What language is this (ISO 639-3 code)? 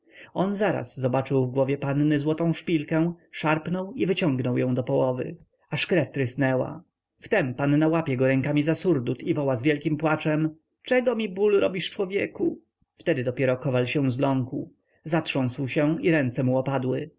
pol